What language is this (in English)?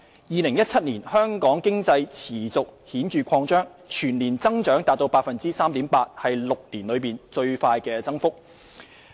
Cantonese